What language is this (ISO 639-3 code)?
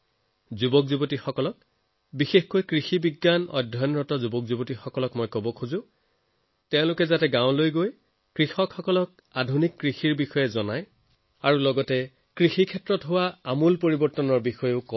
asm